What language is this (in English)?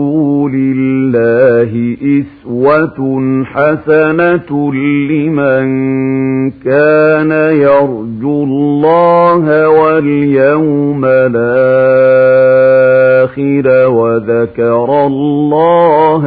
Arabic